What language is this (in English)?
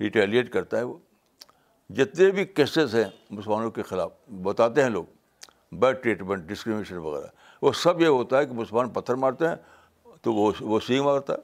Urdu